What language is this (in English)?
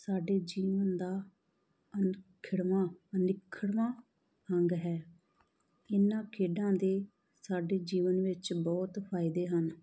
Punjabi